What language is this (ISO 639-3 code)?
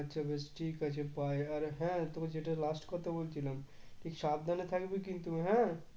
ben